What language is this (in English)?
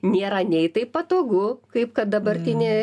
Lithuanian